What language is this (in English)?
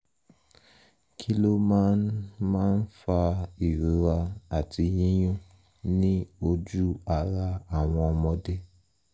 Yoruba